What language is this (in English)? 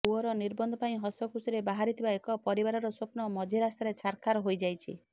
Odia